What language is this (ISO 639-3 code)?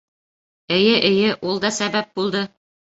bak